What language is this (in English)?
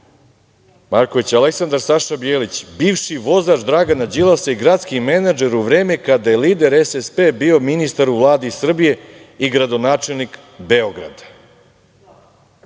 Serbian